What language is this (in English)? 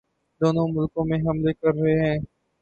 Urdu